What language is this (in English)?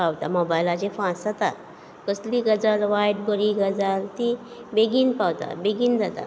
Konkani